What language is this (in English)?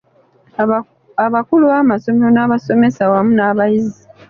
Ganda